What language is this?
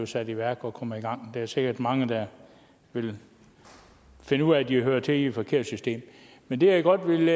Danish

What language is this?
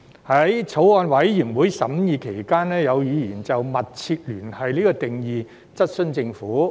Cantonese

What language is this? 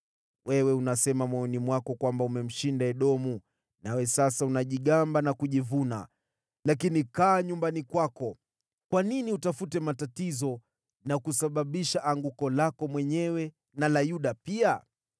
Swahili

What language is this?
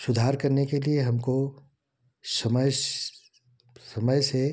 Hindi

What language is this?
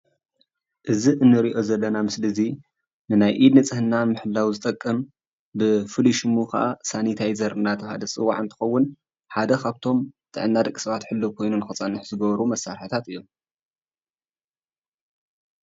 Tigrinya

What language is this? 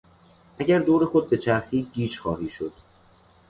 Persian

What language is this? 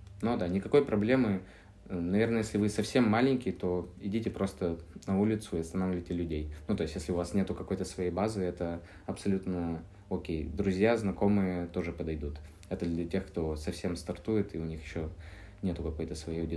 Russian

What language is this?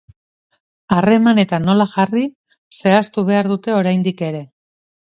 Basque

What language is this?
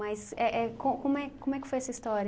Portuguese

